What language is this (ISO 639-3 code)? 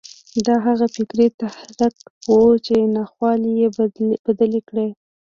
pus